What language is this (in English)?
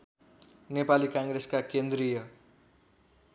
Nepali